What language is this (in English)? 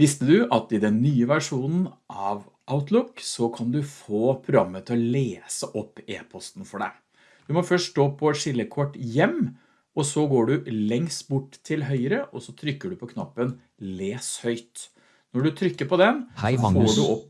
Norwegian